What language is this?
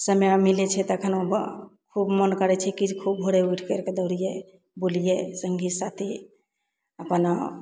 Maithili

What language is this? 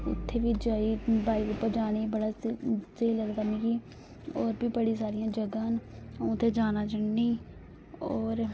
Dogri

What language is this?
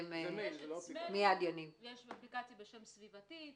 Hebrew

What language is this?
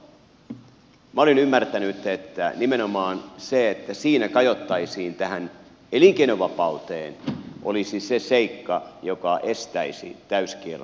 Finnish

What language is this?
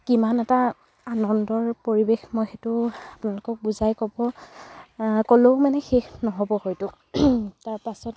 Assamese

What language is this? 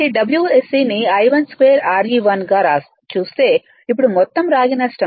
Telugu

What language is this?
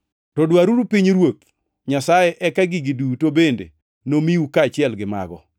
Luo (Kenya and Tanzania)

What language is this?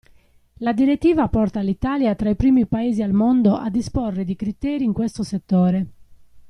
Italian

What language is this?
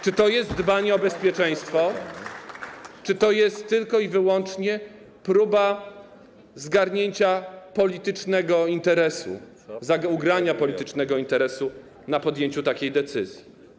Polish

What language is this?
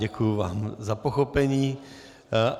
Czech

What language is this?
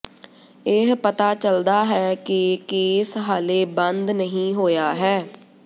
Punjabi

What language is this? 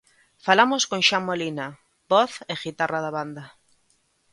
Galician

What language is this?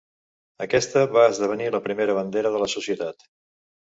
Catalan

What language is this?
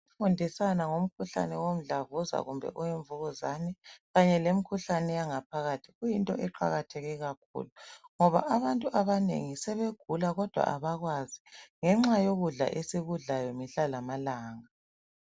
North Ndebele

